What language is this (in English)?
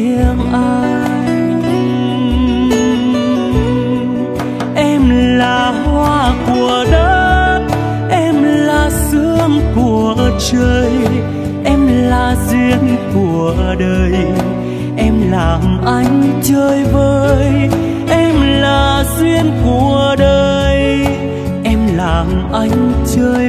Vietnamese